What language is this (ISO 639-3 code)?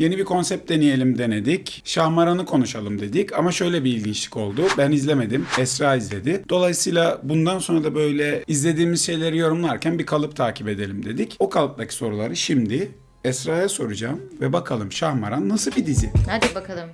tur